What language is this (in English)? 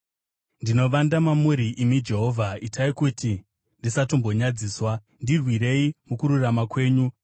Shona